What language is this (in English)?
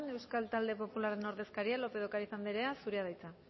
Basque